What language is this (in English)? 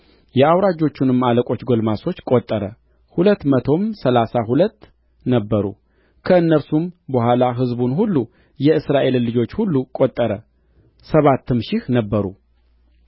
Amharic